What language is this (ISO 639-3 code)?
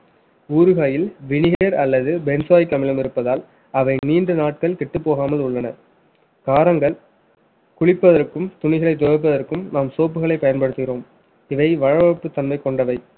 tam